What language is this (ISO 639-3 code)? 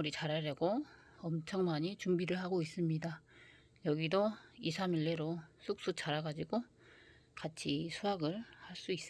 kor